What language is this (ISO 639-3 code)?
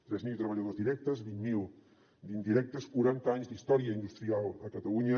cat